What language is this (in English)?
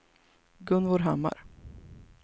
Swedish